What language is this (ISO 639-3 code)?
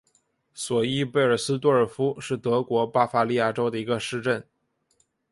zho